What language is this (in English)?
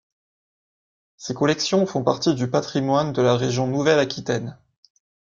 French